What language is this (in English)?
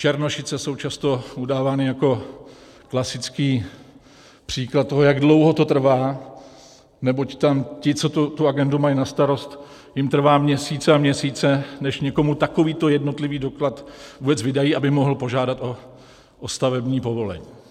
Czech